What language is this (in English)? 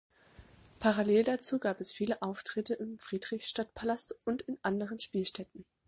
German